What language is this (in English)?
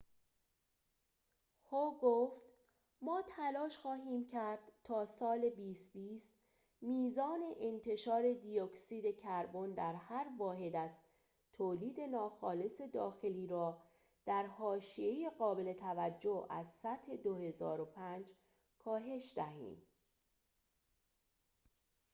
Persian